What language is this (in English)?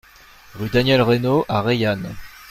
French